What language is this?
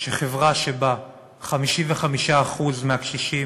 Hebrew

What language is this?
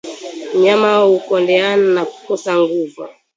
Swahili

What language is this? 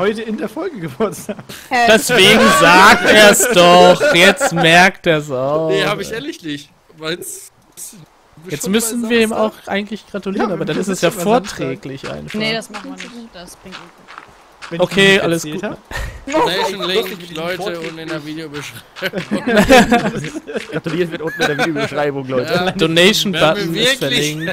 German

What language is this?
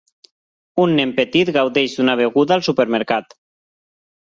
Catalan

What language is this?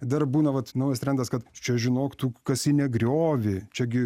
Lithuanian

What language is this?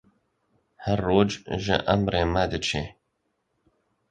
Kurdish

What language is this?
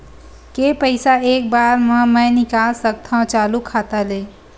Chhattisgarhi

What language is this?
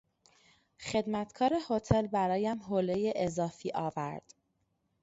Persian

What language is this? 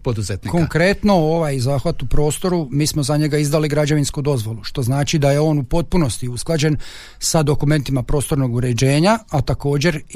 Croatian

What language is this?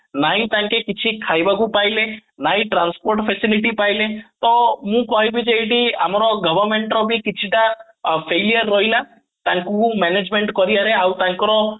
Odia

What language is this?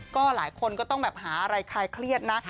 Thai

